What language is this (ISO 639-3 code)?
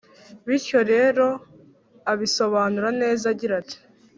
kin